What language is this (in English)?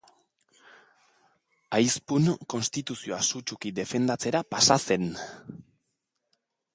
Basque